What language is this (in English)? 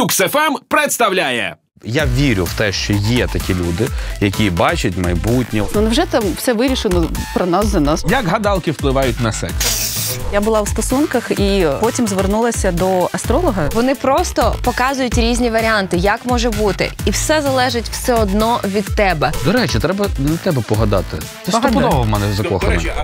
Ukrainian